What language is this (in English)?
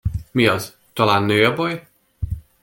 Hungarian